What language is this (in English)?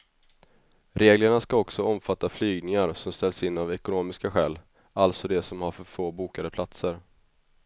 Swedish